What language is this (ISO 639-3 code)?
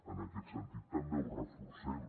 cat